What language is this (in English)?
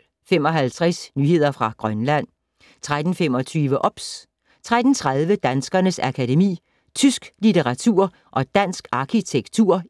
Danish